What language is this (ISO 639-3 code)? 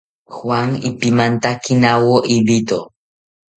cpy